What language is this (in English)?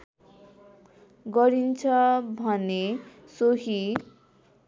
Nepali